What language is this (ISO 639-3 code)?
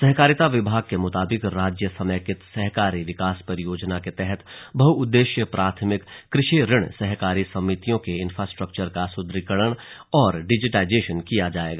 hin